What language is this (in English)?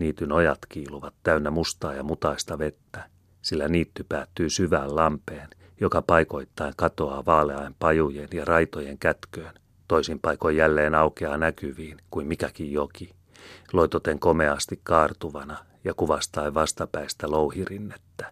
Finnish